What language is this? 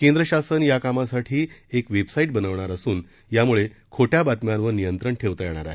Marathi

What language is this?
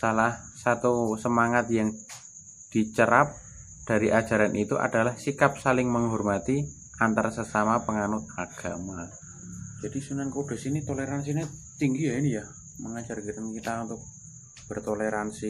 Indonesian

